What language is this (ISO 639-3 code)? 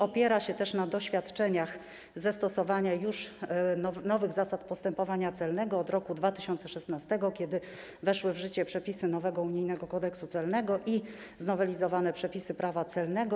pol